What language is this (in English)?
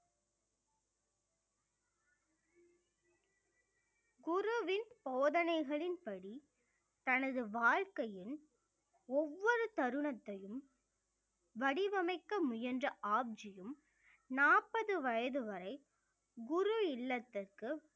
Tamil